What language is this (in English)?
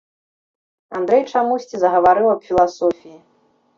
Belarusian